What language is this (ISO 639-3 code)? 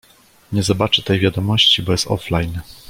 pol